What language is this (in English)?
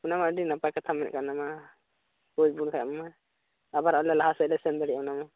Santali